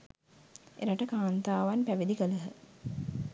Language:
Sinhala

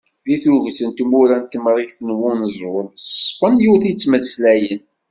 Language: Kabyle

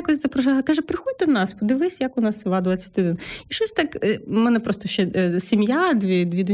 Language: Ukrainian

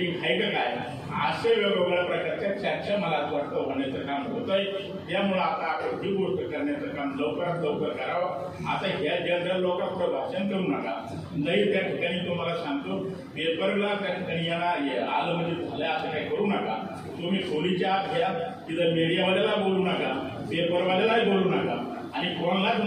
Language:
Marathi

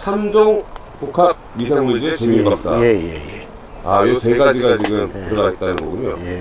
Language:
Korean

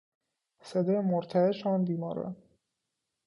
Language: Persian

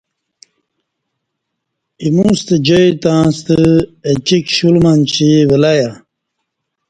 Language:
Kati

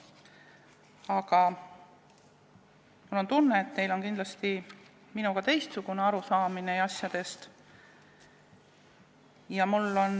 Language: Estonian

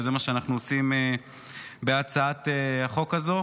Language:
Hebrew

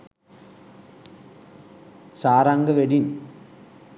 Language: Sinhala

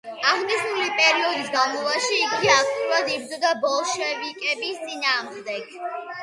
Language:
Georgian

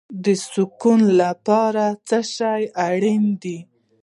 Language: Pashto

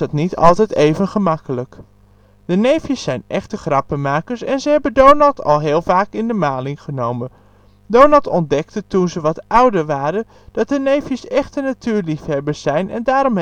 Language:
Dutch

